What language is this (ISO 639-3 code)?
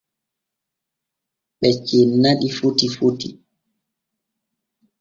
fue